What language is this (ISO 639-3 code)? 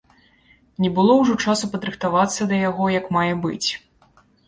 bel